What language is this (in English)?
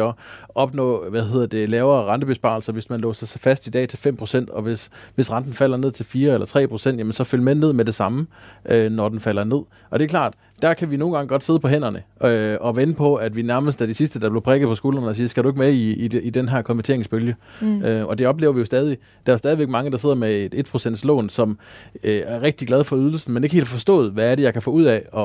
Danish